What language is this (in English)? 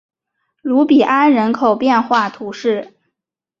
Chinese